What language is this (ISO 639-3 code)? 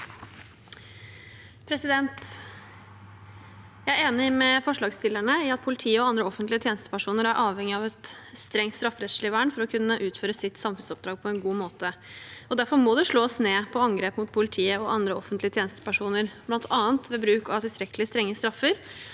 nor